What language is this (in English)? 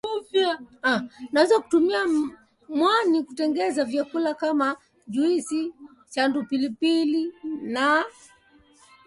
Swahili